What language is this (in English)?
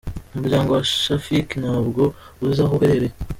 Kinyarwanda